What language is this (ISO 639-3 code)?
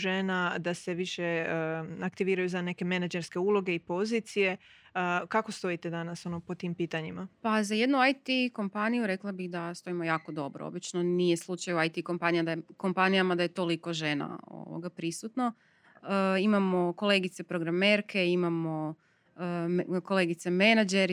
hrv